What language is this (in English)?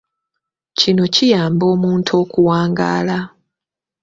Ganda